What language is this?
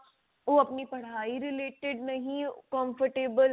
Punjabi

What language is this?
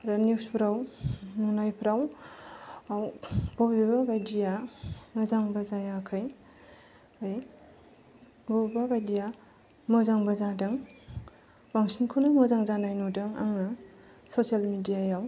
Bodo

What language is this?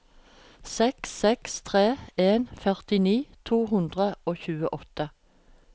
Norwegian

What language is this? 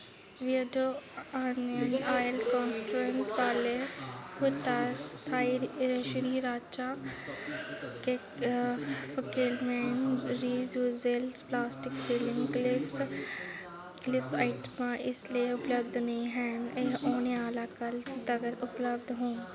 Dogri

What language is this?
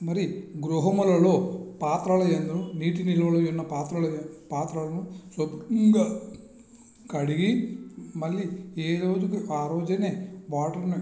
Telugu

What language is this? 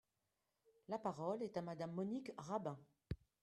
French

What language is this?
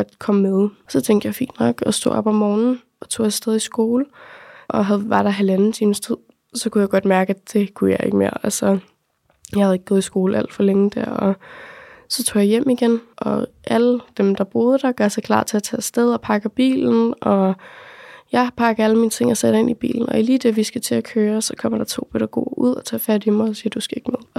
Danish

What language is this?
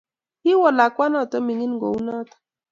Kalenjin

